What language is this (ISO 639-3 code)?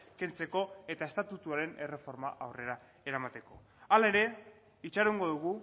eus